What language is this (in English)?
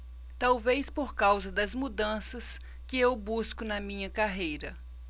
Portuguese